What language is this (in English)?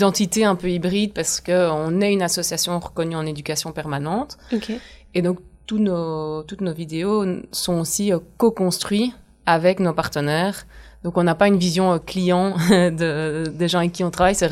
French